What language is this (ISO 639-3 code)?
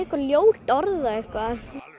isl